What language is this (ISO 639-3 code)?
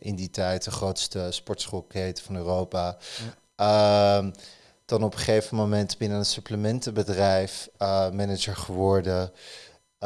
nld